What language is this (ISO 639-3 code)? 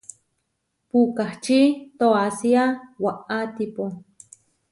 var